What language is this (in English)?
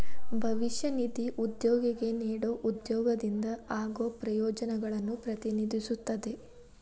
Kannada